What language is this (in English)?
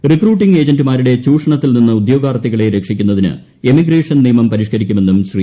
Malayalam